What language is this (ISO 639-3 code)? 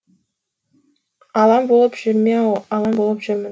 kaz